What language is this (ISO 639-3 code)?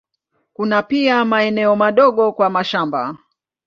swa